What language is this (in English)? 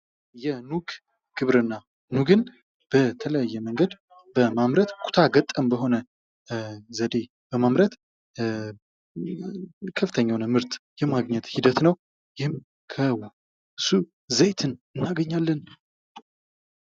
Amharic